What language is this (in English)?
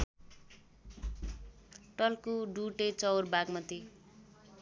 Nepali